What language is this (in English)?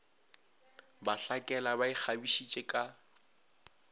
Northern Sotho